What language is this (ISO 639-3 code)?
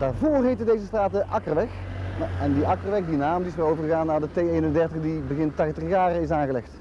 nld